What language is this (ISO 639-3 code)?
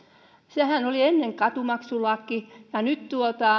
fin